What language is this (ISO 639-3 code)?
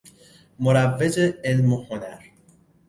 fas